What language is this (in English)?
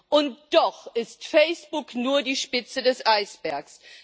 German